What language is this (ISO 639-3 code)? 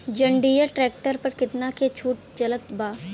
bho